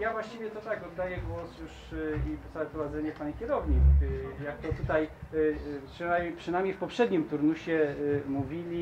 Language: Polish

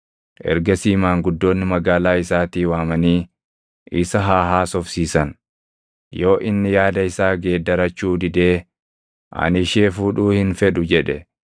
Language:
Oromo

